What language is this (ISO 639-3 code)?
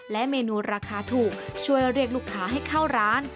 tha